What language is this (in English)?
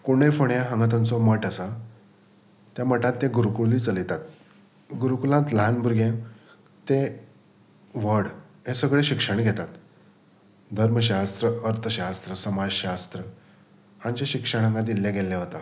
Konkani